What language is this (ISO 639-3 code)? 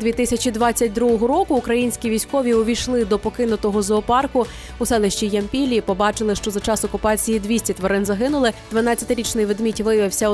ukr